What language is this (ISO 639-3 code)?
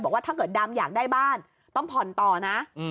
tha